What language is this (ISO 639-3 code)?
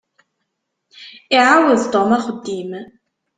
kab